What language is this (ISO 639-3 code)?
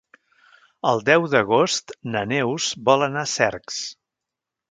cat